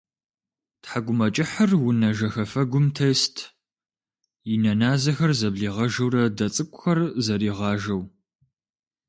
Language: Kabardian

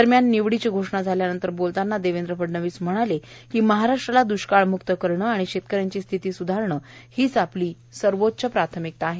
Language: Marathi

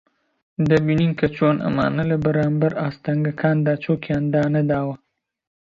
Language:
Central Kurdish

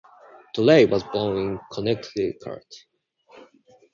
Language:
English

